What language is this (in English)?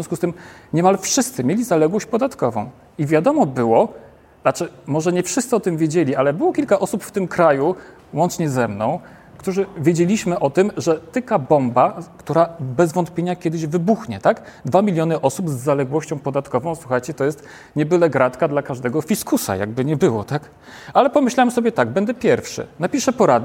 Polish